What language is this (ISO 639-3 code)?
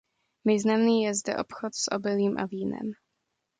ces